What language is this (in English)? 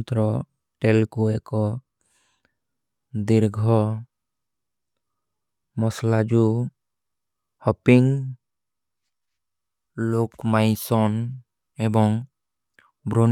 Kui (India)